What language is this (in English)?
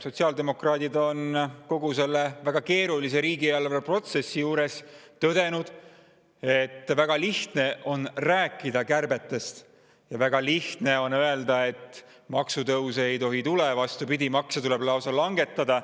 Estonian